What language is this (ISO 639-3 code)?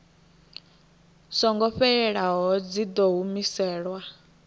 ven